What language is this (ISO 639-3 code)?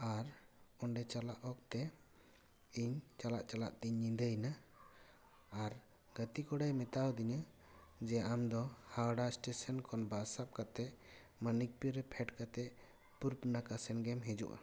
sat